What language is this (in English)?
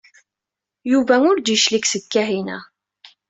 Kabyle